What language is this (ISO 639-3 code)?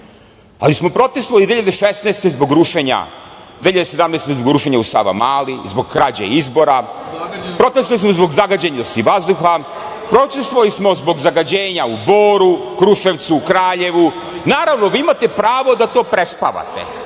srp